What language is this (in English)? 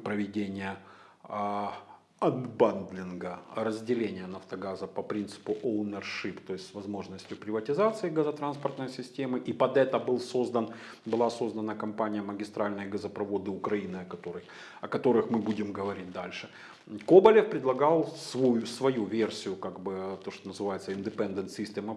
Russian